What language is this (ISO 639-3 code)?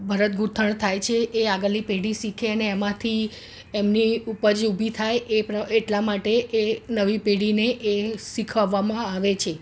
guj